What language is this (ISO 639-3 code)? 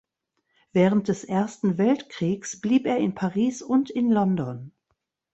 deu